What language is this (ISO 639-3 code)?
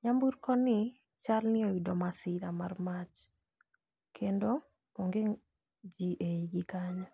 luo